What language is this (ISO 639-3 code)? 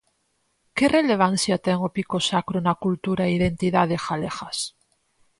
glg